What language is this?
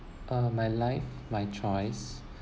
English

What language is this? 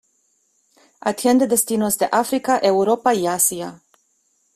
Spanish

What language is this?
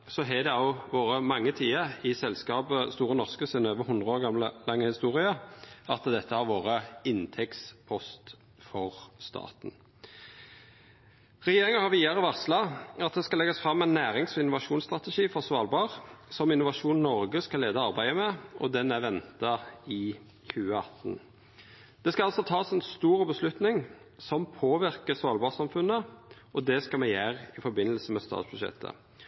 Norwegian Nynorsk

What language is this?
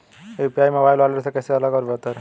Hindi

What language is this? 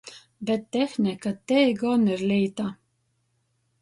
Latgalian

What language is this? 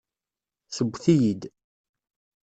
Kabyle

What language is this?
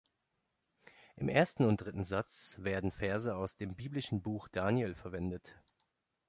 German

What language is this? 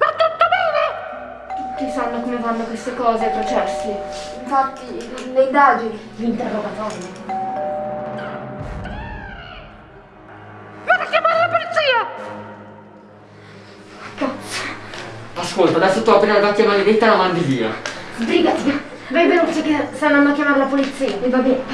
Italian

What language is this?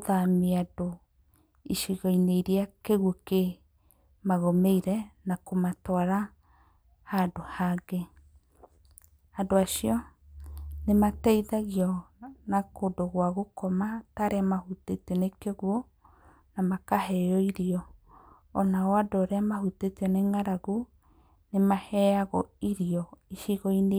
Kikuyu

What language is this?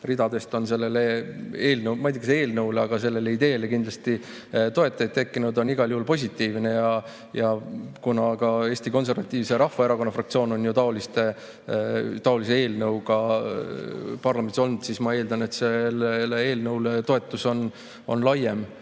Estonian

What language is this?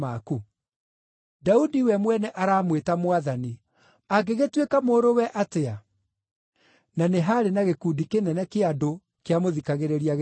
Kikuyu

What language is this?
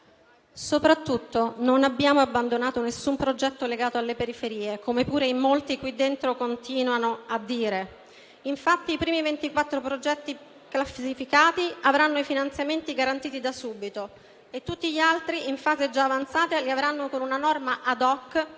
Italian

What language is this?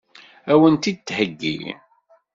Kabyle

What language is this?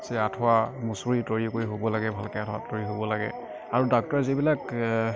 Assamese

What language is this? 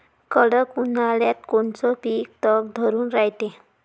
Marathi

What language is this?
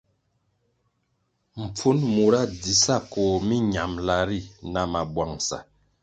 Kwasio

